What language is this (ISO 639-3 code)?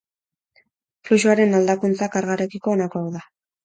eus